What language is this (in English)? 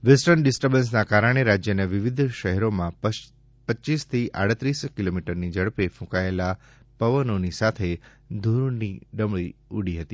Gujarati